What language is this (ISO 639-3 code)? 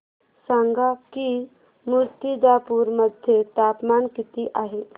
mar